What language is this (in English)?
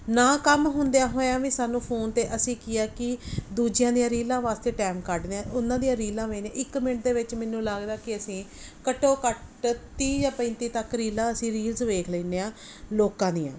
Punjabi